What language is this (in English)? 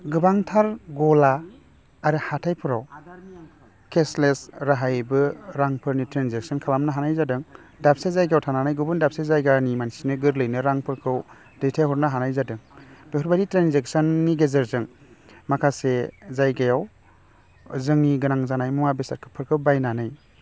Bodo